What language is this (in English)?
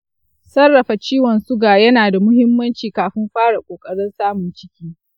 Hausa